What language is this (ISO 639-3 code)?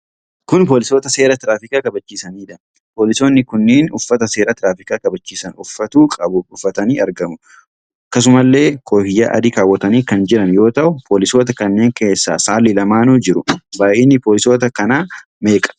orm